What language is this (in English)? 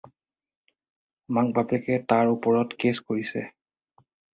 Assamese